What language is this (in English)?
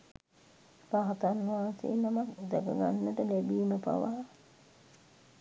Sinhala